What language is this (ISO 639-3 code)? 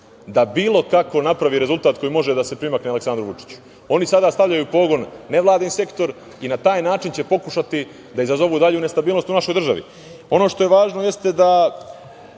srp